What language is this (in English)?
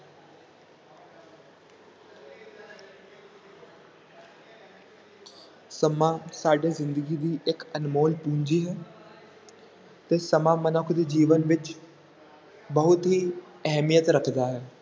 Punjabi